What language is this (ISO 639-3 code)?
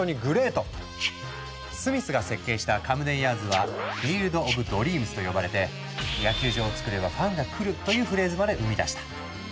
jpn